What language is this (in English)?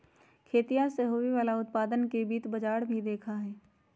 Magahi